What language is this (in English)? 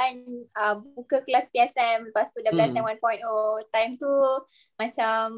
Malay